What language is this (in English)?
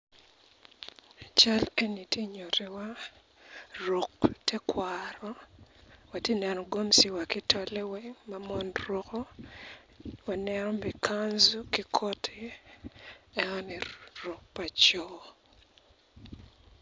Acoli